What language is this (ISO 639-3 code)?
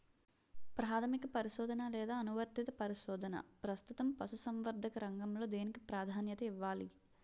tel